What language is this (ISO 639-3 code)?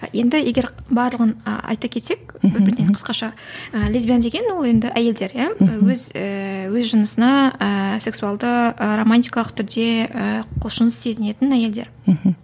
kaz